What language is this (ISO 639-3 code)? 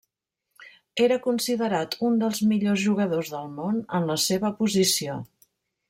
cat